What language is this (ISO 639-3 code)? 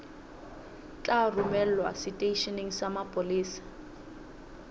sot